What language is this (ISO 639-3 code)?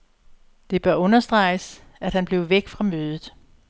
dan